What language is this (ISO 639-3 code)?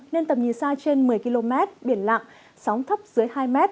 vie